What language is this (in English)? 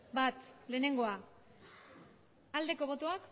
Basque